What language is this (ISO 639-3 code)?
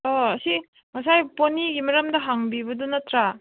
mni